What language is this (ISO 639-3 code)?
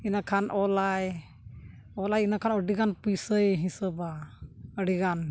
sat